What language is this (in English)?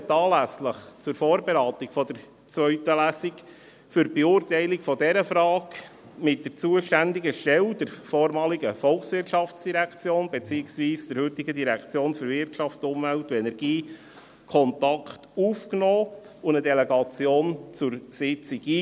Swiss German